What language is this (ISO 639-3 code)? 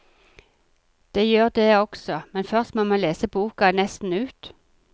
nor